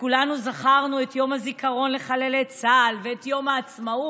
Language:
Hebrew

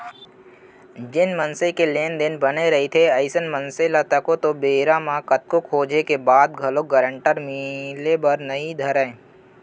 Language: Chhattisgarhi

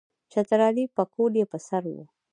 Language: Pashto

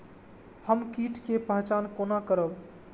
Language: Maithili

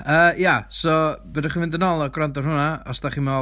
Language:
Welsh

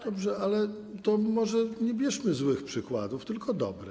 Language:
Polish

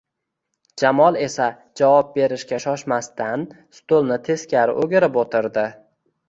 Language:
Uzbek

